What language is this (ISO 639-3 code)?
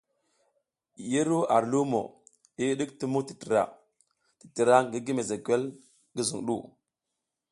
giz